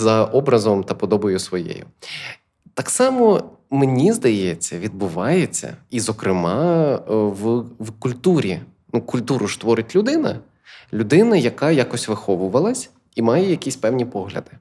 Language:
Ukrainian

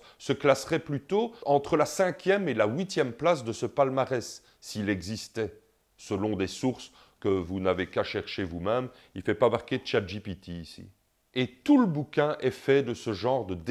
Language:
French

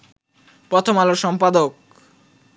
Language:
Bangla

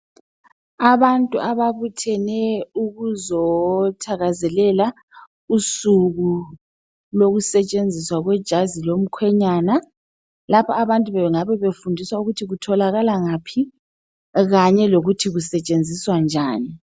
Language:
North Ndebele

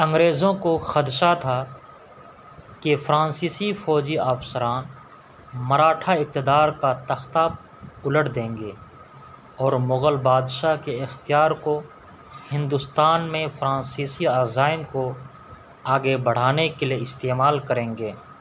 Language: Urdu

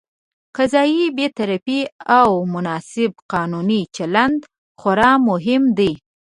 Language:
Pashto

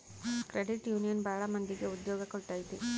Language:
Kannada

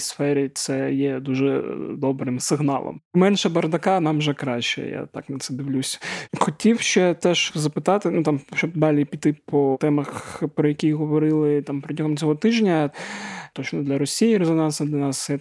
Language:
Ukrainian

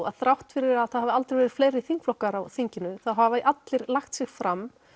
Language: Icelandic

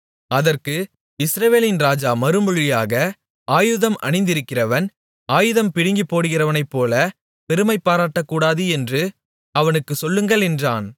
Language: Tamil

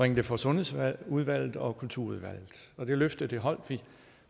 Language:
Danish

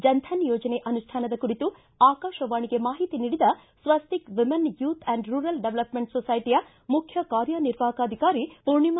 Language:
Kannada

